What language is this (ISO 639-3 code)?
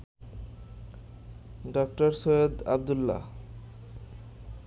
ben